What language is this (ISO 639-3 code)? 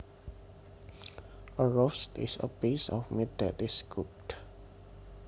jav